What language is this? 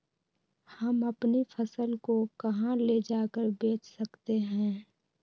Magahi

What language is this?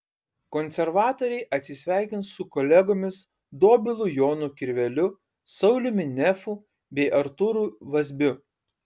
Lithuanian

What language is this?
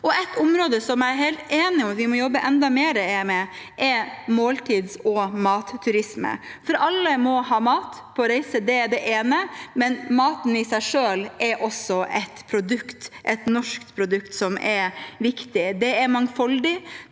Norwegian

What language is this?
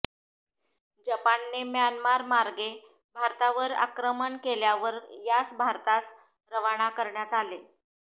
Marathi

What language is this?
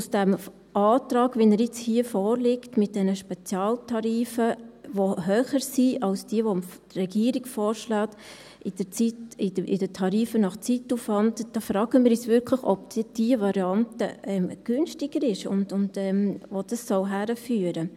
Swiss German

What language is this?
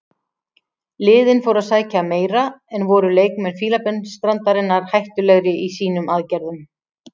Icelandic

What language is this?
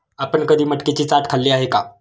Marathi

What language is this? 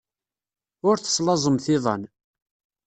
Kabyle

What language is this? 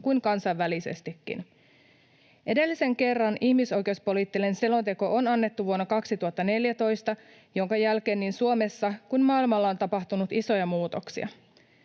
Finnish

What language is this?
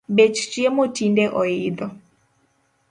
Luo (Kenya and Tanzania)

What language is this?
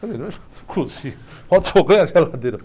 Portuguese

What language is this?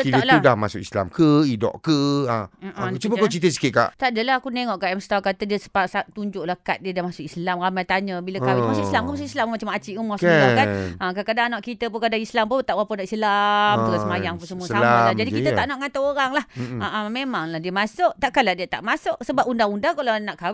Malay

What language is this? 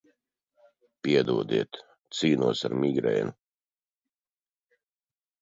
Latvian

